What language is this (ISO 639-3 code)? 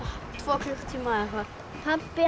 isl